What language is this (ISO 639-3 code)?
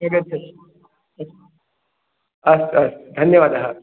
san